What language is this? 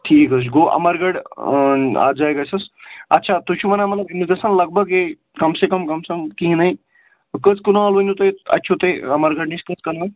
Kashmiri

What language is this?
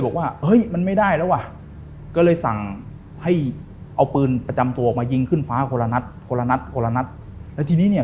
Thai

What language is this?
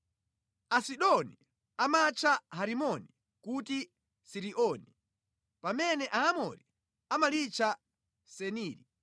Nyanja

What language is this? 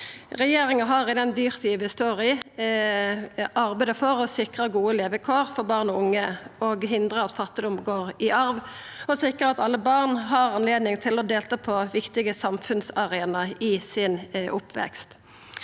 Norwegian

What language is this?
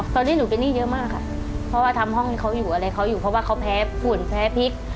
Thai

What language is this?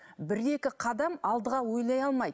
Kazakh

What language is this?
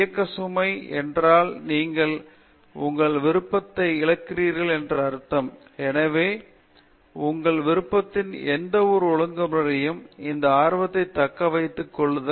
Tamil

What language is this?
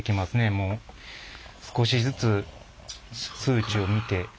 Japanese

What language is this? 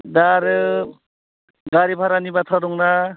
Bodo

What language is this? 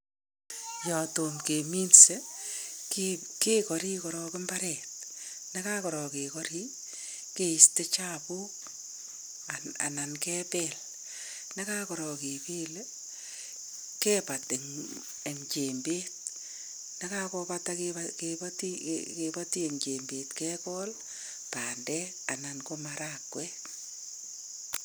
Kalenjin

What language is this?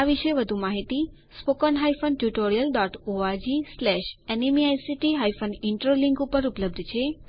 Gujarati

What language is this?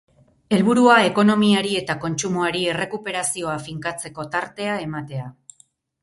Basque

